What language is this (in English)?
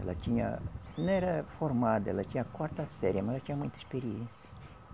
Portuguese